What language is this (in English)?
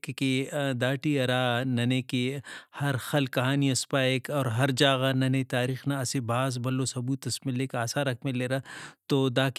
Brahui